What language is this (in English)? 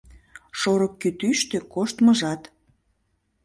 Mari